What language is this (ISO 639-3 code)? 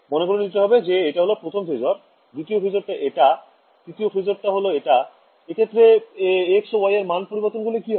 ben